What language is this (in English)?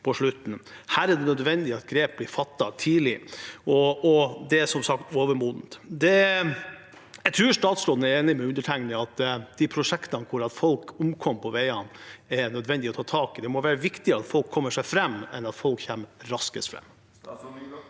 Norwegian